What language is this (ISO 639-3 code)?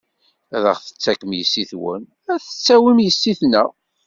kab